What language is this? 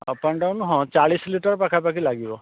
Odia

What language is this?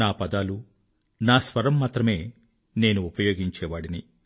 Telugu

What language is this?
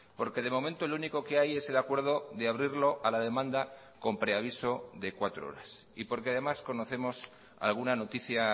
Spanish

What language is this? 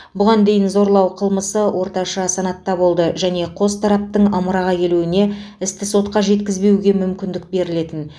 Kazakh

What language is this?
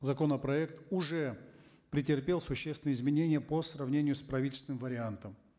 Kazakh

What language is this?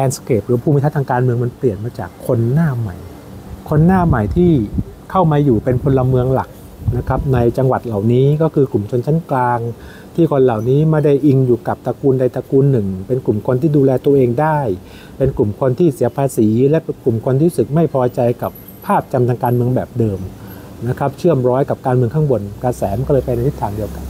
Thai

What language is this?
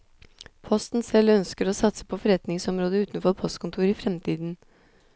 Norwegian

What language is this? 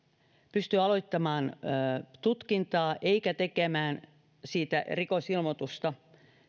Finnish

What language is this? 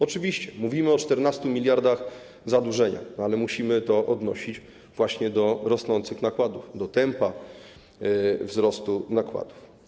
Polish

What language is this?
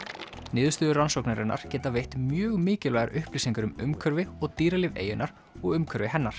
Icelandic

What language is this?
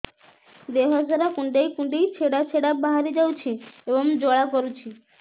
Odia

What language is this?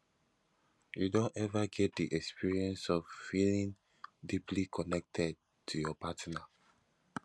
Nigerian Pidgin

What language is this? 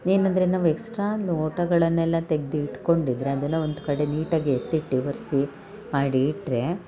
Kannada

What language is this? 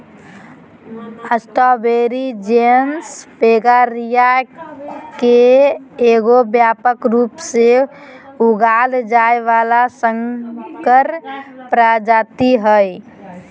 Magahi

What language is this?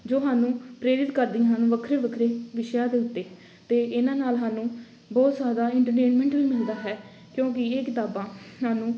Punjabi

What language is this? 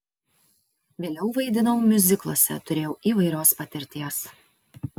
Lithuanian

